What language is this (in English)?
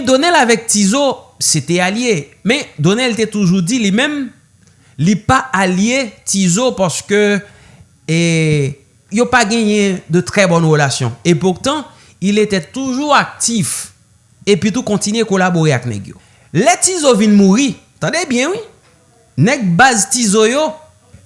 French